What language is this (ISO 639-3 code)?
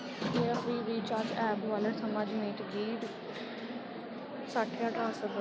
doi